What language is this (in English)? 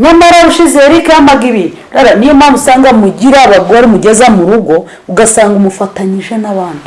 Italian